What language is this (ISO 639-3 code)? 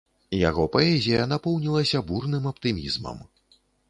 bel